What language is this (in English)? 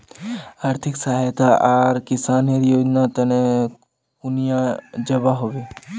Magahi